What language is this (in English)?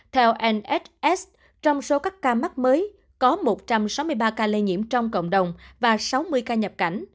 Vietnamese